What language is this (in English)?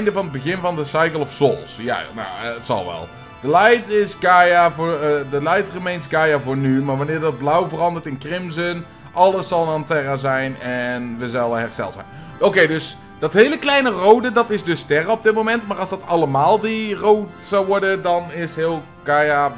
Dutch